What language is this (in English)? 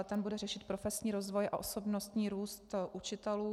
Czech